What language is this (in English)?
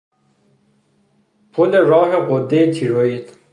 Persian